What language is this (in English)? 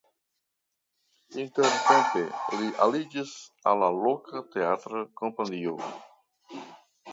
Esperanto